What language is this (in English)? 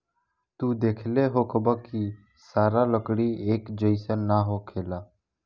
Bhojpuri